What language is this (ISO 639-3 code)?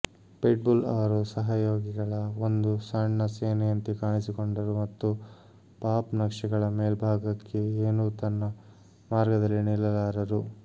kan